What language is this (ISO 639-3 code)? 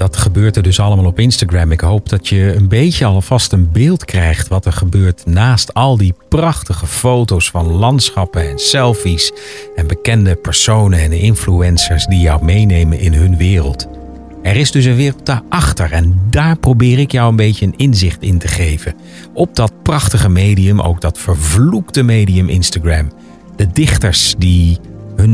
nld